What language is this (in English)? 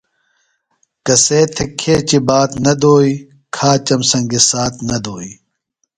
Phalura